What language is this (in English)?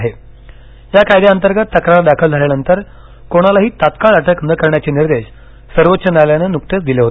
Marathi